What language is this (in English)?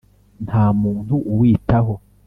Kinyarwanda